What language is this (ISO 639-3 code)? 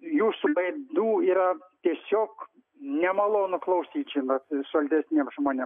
lit